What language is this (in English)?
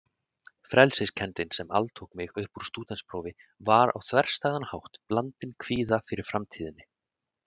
Icelandic